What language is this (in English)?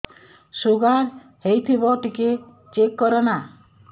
Odia